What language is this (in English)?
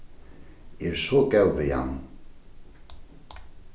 Faroese